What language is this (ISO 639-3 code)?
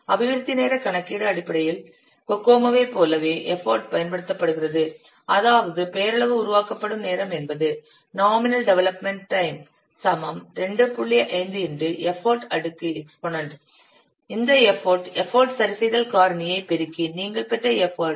tam